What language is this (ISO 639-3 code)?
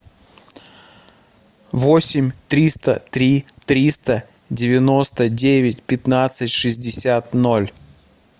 rus